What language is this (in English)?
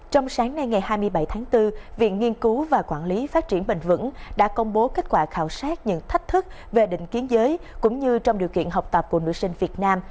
Vietnamese